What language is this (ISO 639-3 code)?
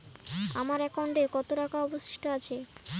ben